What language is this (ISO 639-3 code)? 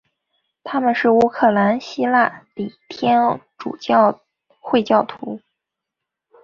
zho